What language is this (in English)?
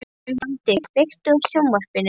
Icelandic